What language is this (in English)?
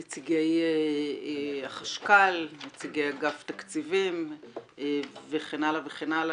Hebrew